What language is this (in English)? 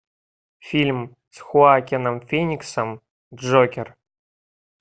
Russian